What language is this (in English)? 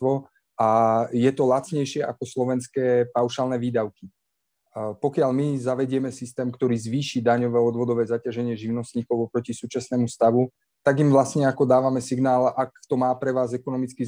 Slovak